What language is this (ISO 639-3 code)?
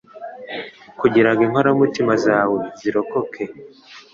kin